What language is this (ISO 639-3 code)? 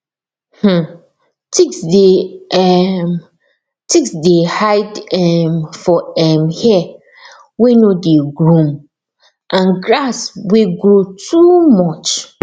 pcm